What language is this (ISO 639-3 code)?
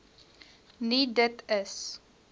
afr